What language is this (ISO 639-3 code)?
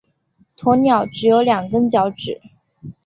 zho